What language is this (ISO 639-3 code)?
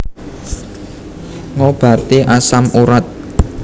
jav